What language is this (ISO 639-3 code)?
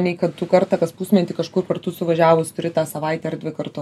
lit